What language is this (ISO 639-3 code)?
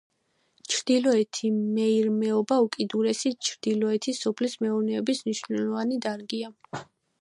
kat